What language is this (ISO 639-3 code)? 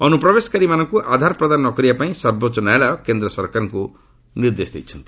ori